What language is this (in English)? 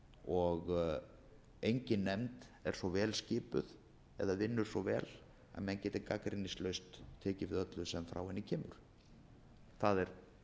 Icelandic